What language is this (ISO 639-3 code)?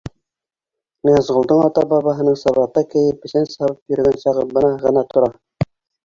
bak